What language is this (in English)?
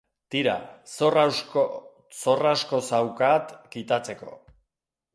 Basque